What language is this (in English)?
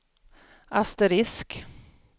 Swedish